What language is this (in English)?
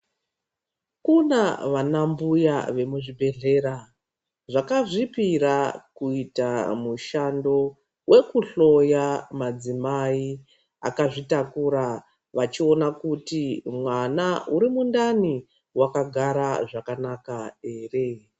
Ndau